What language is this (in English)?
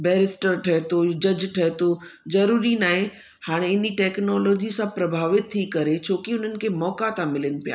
Sindhi